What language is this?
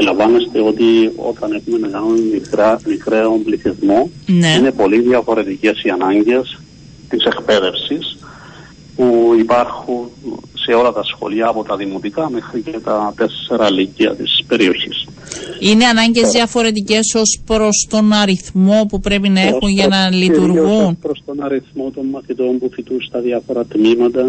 Greek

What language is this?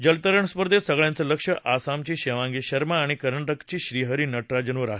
Marathi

